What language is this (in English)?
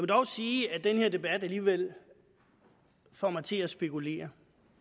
Danish